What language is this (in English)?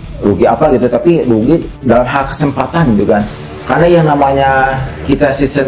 Indonesian